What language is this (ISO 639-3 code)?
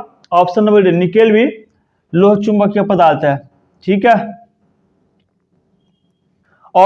hin